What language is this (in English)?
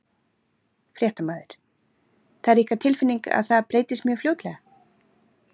Icelandic